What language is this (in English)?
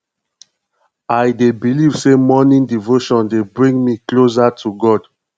Nigerian Pidgin